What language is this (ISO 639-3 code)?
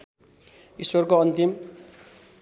nep